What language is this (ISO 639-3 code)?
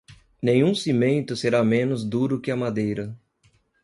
por